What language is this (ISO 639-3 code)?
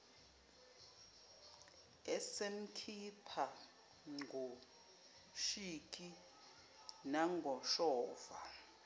zul